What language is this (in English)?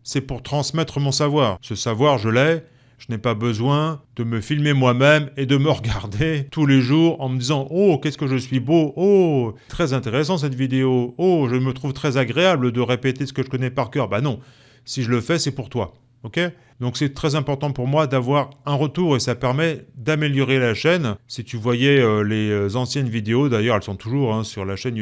French